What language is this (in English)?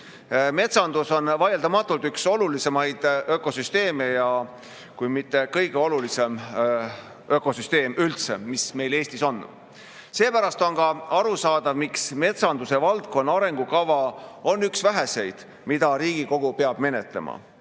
Estonian